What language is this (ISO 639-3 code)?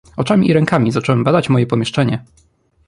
pol